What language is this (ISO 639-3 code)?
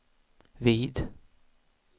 swe